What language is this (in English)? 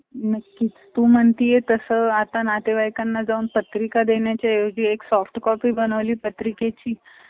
Marathi